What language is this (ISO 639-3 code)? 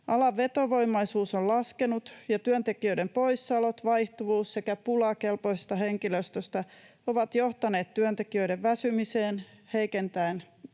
fin